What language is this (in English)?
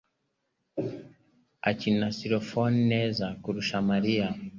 Kinyarwanda